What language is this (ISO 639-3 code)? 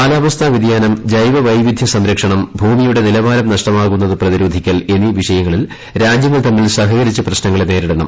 mal